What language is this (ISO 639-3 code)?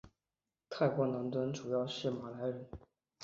zho